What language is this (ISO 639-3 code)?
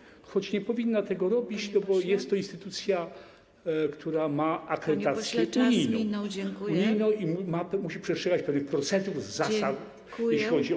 pol